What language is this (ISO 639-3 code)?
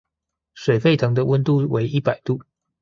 zho